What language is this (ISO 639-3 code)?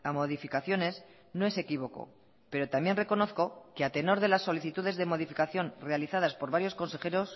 spa